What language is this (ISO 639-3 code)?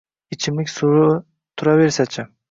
uzb